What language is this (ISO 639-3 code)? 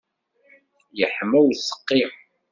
kab